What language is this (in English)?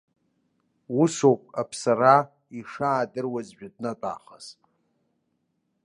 Abkhazian